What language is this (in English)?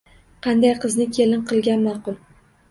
Uzbek